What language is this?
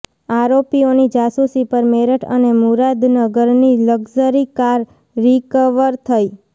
Gujarati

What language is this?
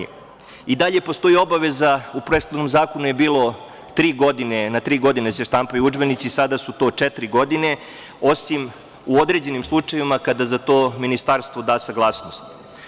Serbian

